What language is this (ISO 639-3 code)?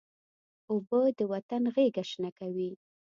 pus